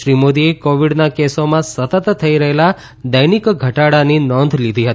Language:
Gujarati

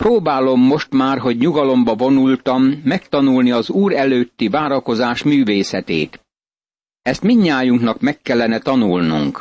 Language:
Hungarian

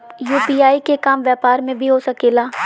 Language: Bhojpuri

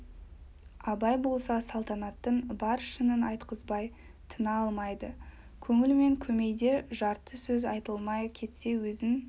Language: Kazakh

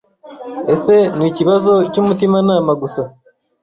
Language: Kinyarwanda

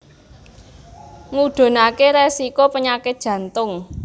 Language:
Javanese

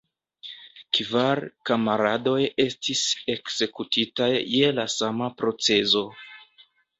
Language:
Esperanto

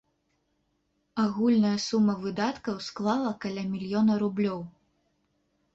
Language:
Belarusian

